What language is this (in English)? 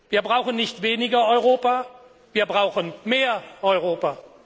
German